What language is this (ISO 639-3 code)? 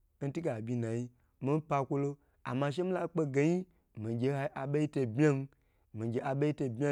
gbr